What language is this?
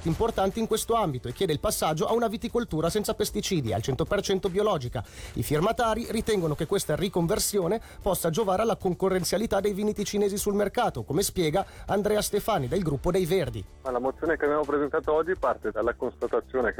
Italian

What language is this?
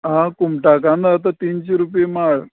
Konkani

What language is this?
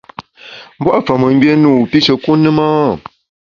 Bamun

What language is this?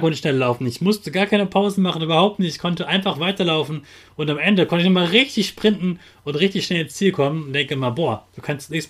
German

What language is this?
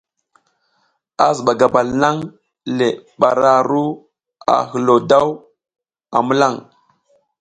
South Giziga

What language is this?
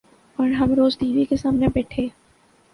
Urdu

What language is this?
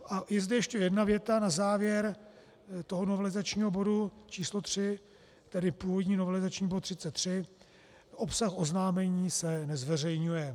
Czech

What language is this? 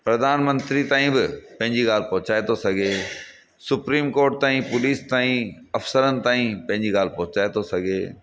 Sindhi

